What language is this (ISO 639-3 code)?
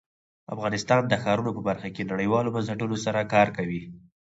pus